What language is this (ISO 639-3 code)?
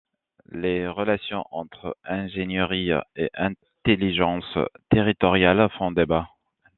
fra